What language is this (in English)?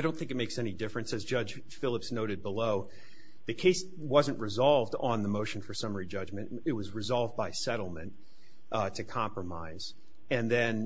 English